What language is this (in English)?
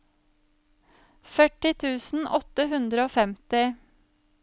Norwegian